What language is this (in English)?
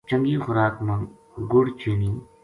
Gujari